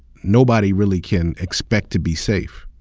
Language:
English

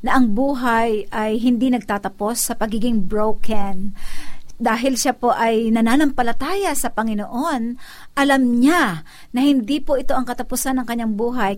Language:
Filipino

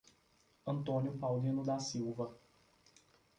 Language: Portuguese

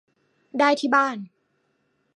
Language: Thai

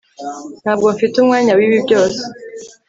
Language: Kinyarwanda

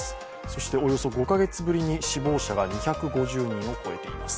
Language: Japanese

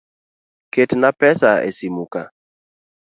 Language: Luo (Kenya and Tanzania)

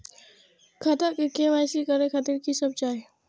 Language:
Maithili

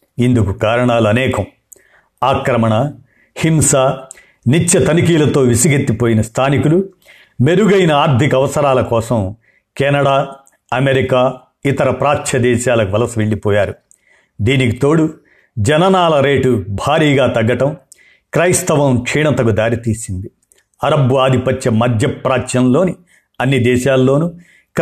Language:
Telugu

